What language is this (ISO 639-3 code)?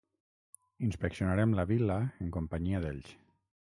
cat